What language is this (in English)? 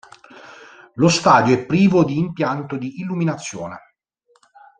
Italian